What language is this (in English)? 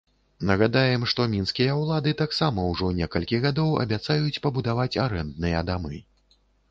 Belarusian